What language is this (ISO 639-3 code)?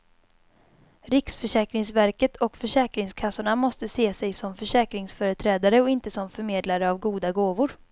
swe